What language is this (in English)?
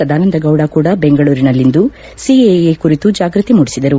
Kannada